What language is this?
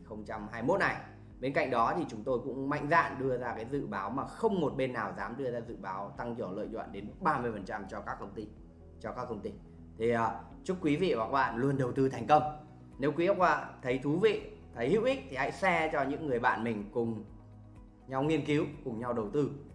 Vietnamese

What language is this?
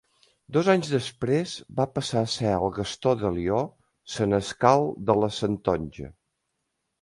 Catalan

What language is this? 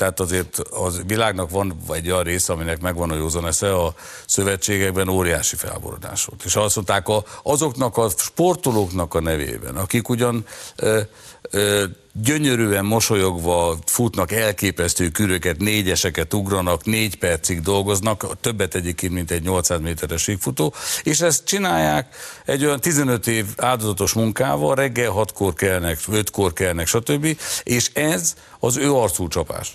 Hungarian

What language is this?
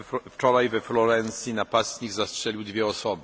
Polish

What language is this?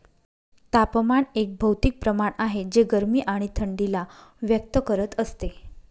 Marathi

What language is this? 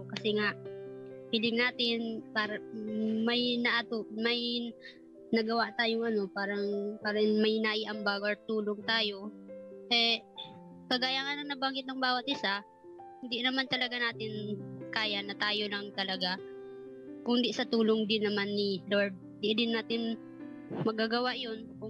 Filipino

